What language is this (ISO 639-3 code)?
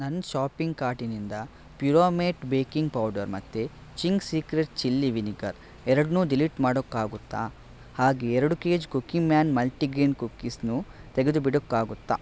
kan